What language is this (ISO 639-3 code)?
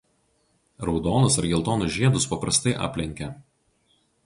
lit